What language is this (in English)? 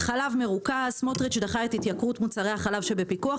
Hebrew